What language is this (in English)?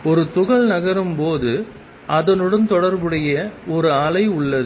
Tamil